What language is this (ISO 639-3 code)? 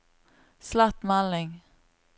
nor